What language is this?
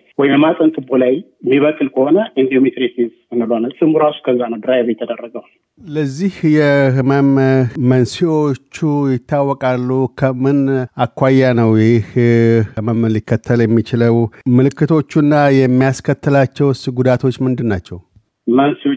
Amharic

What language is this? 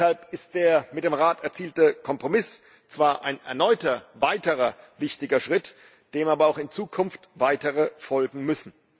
German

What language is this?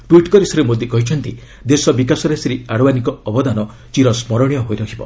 Odia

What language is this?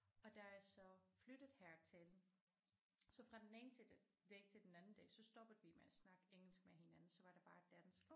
Danish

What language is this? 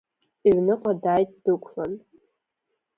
Abkhazian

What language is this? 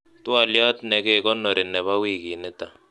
Kalenjin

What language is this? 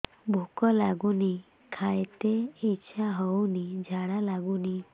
Odia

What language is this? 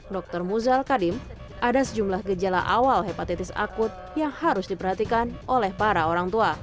Indonesian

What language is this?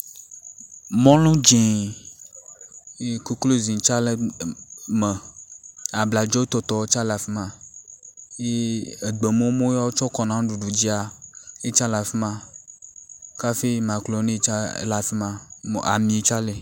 Ewe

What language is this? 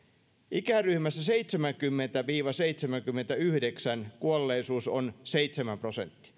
Finnish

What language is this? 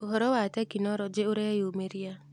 Kikuyu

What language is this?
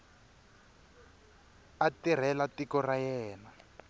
Tsonga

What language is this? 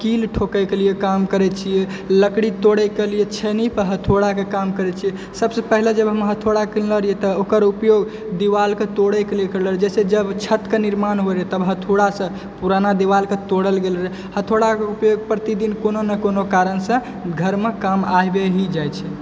Maithili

